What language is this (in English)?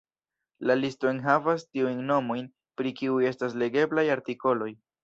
Esperanto